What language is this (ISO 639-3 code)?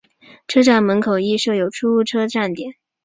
zho